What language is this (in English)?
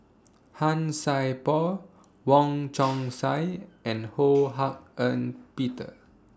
English